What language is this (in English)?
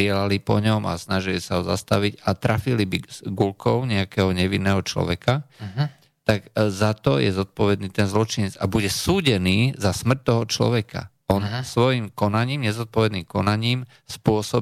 Slovak